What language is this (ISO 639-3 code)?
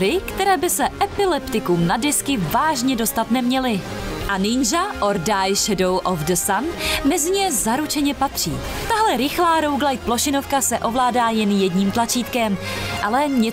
ces